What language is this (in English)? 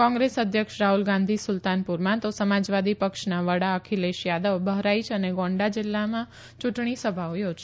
Gujarati